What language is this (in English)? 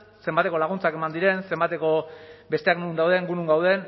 Basque